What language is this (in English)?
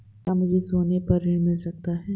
Hindi